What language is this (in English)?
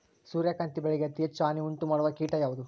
Kannada